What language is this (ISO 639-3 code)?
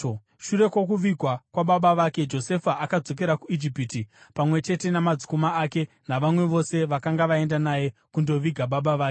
sna